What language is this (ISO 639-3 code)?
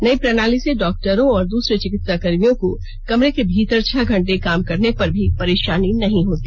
hin